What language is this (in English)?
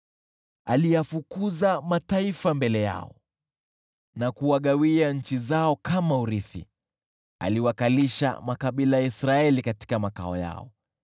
Swahili